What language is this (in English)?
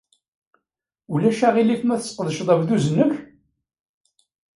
Kabyle